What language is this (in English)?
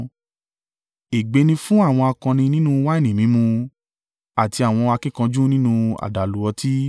Yoruba